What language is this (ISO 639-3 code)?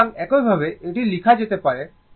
ben